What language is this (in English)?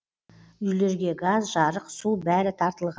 Kazakh